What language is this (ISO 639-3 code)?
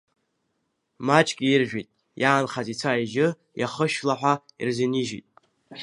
abk